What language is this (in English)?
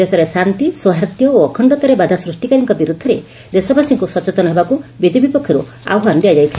Odia